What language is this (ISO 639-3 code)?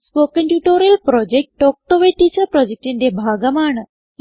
mal